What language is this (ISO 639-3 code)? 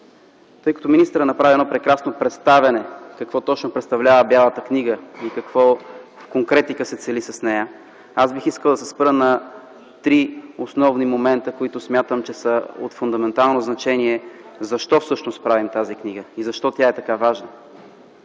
bul